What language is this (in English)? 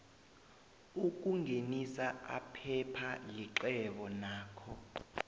South Ndebele